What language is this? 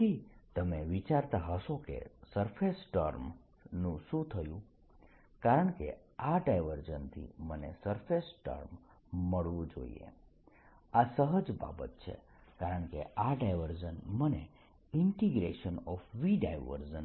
Gujarati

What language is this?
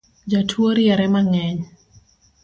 Luo (Kenya and Tanzania)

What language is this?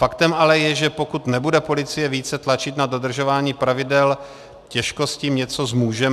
Czech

